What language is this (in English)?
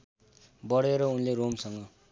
Nepali